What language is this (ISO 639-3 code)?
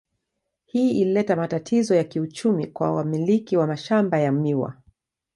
swa